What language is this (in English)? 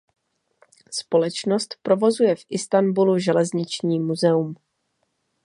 Czech